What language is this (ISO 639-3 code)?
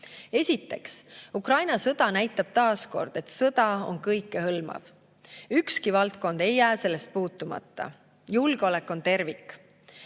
est